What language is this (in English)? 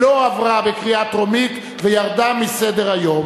Hebrew